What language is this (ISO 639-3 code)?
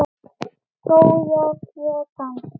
isl